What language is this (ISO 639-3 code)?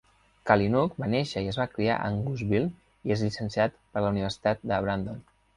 cat